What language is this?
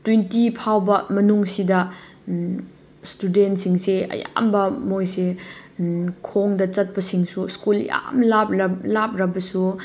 Manipuri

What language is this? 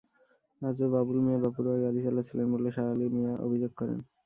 Bangla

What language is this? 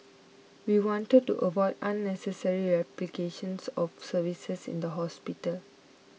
English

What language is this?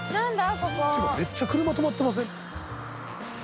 Japanese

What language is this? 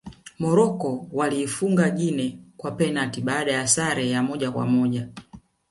Swahili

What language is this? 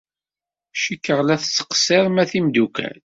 Kabyle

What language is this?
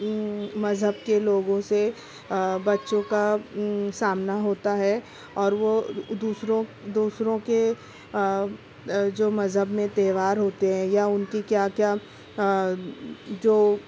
Urdu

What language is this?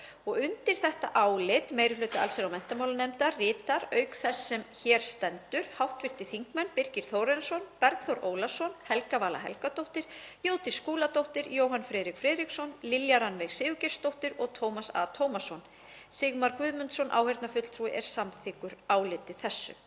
Icelandic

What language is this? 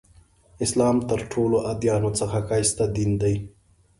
Pashto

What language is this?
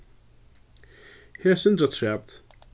Faroese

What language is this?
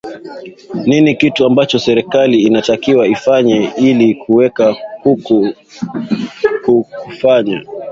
Swahili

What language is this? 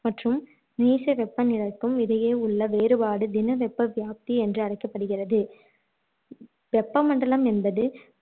Tamil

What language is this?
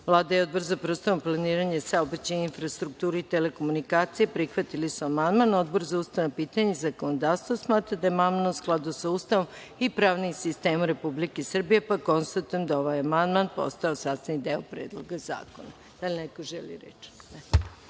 Serbian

